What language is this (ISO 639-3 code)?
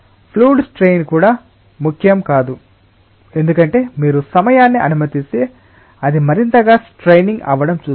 tel